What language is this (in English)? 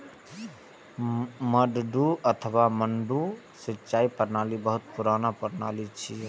Maithili